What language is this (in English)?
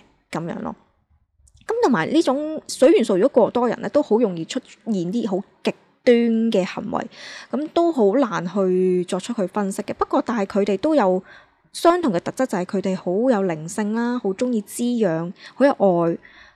Chinese